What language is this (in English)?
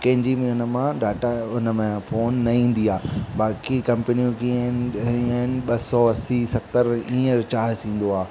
Sindhi